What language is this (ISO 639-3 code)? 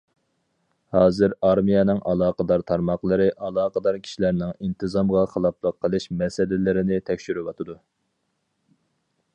uig